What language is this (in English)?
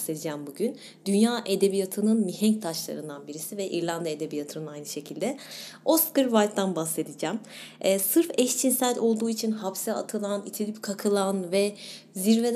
Turkish